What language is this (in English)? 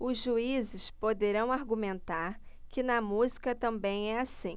Portuguese